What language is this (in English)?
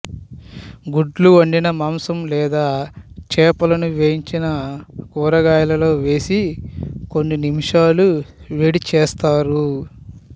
Telugu